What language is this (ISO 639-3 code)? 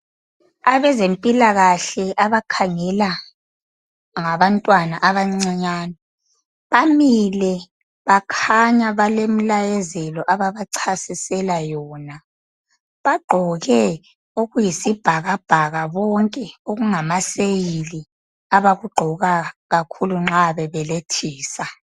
nde